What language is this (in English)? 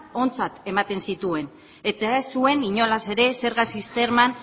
Basque